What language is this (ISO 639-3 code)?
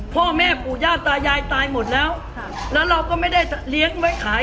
tha